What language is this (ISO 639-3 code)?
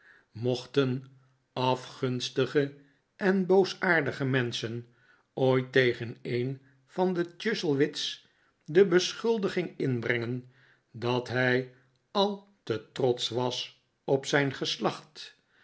nld